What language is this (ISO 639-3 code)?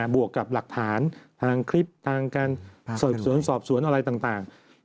tha